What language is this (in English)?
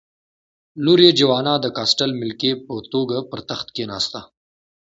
Pashto